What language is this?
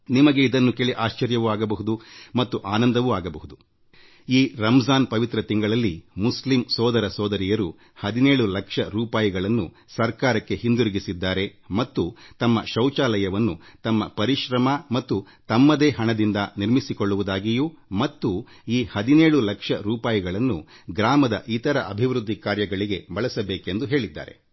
Kannada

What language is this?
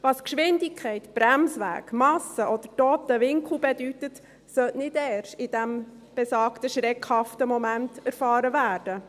Swiss German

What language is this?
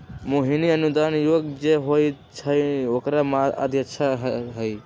Magahi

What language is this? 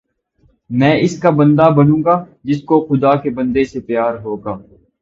Urdu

